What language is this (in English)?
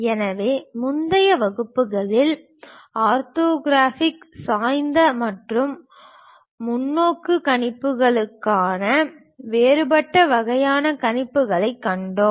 Tamil